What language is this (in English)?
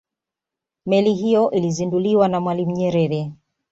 Swahili